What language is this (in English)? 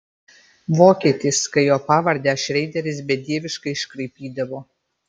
Lithuanian